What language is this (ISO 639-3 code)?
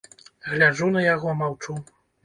bel